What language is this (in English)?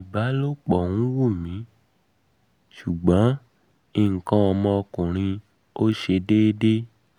Yoruba